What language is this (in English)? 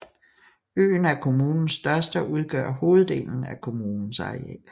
Danish